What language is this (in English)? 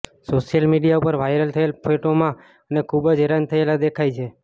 Gujarati